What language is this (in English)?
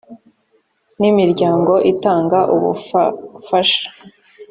Kinyarwanda